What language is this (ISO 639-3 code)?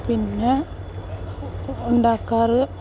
mal